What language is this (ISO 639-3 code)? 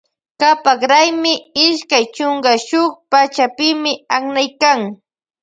qvj